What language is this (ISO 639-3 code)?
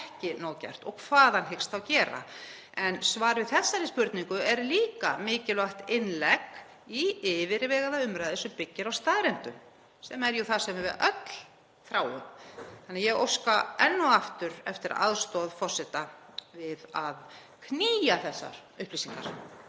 isl